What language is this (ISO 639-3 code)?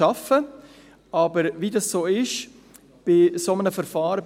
gsw